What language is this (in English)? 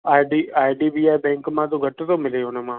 Sindhi